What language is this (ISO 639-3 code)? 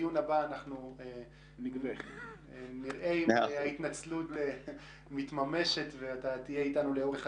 heb